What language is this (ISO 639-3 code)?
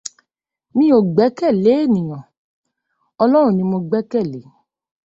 yor